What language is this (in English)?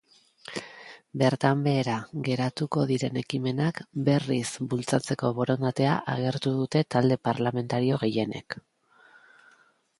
Basque